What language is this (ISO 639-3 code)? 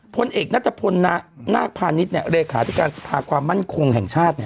tha